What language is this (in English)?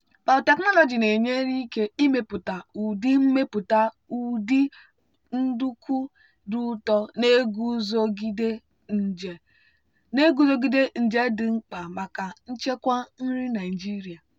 Igbo